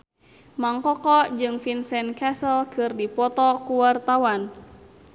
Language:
Sundanese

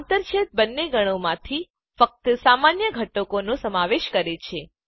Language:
Gujarati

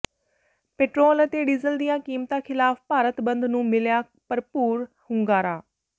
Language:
Punjabi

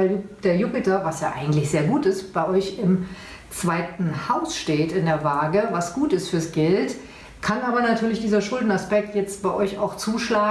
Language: German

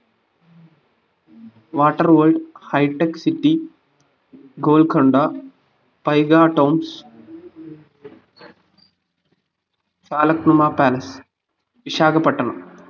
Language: Malayalam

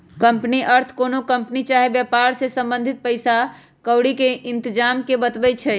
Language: Magahi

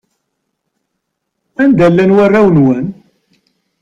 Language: Kabyle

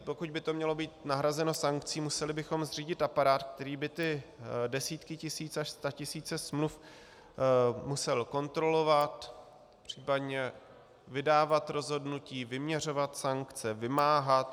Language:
Czech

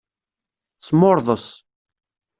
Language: Kabyle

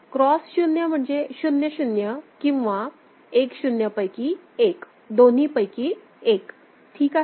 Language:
Marathi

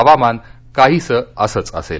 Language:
Marathi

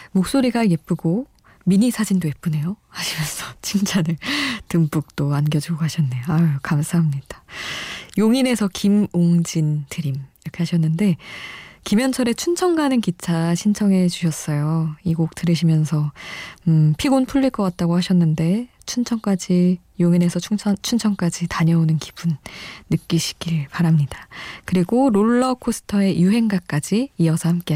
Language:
Korean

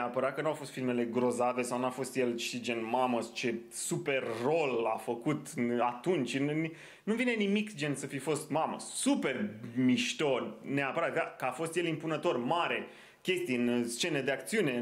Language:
Romanian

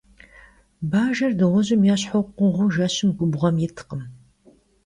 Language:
Kabardian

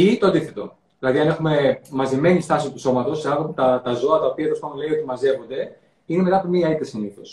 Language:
Greek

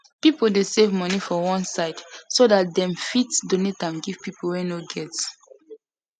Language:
Nigerian Pidgin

